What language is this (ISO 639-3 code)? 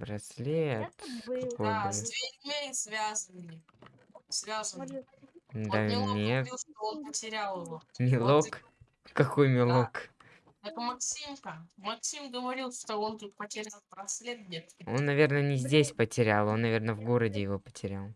rus